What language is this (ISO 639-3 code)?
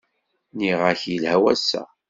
kab